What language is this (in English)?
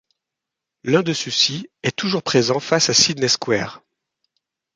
French